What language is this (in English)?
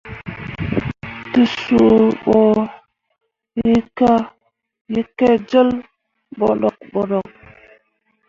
Mundang